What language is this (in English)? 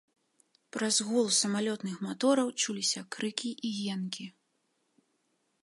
Belarusian